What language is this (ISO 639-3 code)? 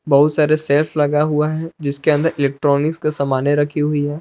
hin